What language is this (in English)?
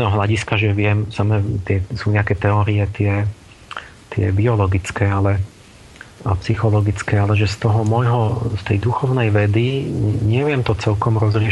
Slovak